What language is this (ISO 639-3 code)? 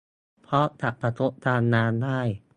tha